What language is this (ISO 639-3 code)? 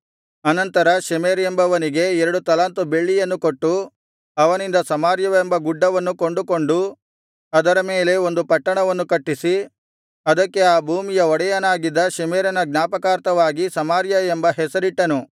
kan